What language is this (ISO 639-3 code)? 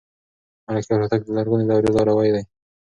pus